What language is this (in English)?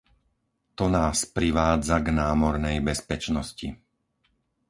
Slovak